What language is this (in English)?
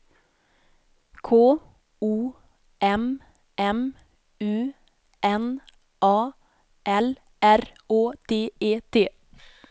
Swedish